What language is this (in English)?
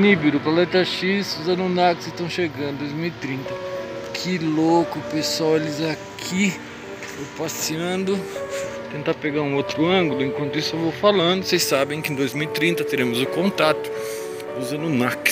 Portuguese